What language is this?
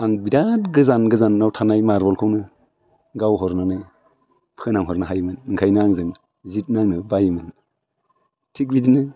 Bodo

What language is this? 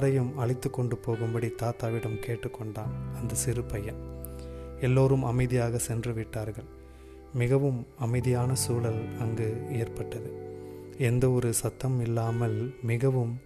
Tamil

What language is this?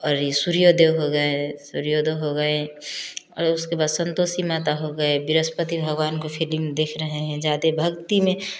Hindi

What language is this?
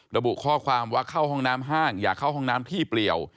Thai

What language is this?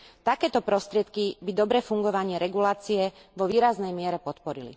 Slovak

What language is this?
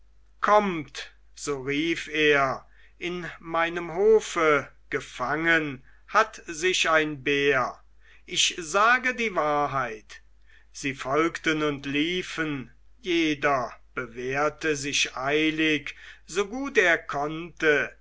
German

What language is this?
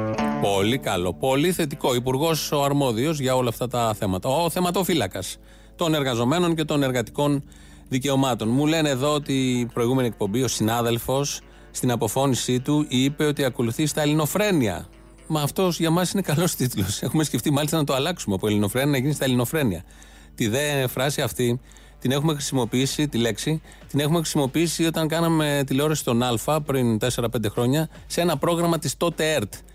Greek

